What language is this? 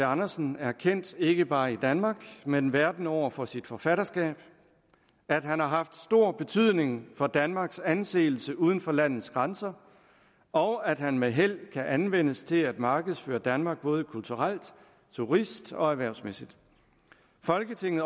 Danish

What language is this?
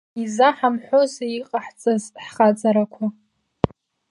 Abkhazian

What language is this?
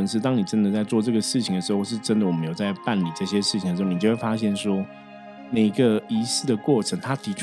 Chinese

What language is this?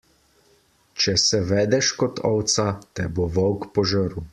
Slovenian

